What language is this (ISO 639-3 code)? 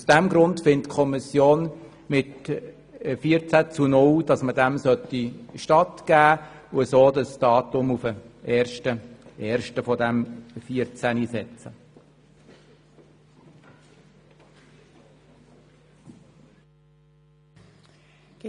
gsw